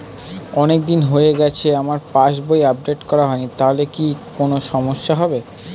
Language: Bangla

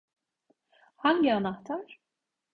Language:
Turkish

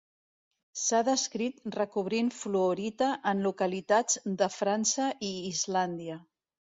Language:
Catalan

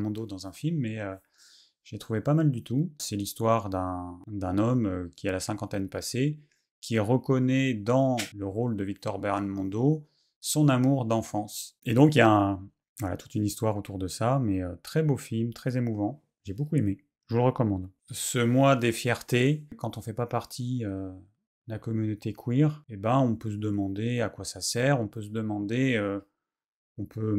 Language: French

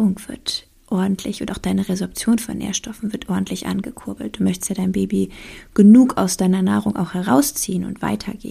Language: German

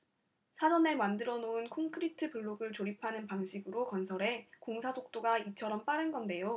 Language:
Korean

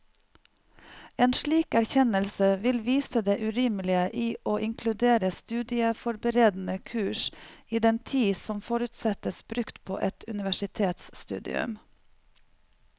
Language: Norwegian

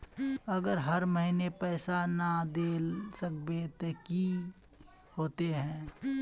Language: Magahi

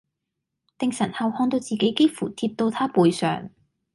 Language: Cantonese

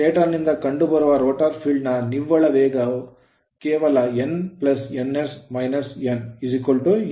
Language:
Kannada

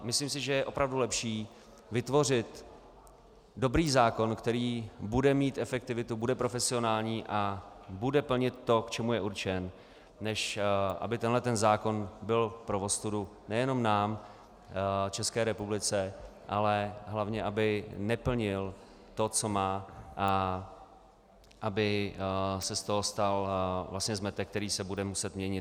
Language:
Czech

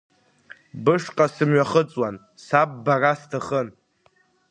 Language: Abkhazian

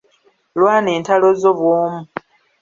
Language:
Ganda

